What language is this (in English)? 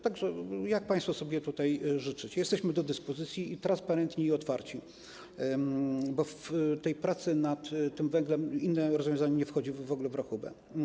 Polish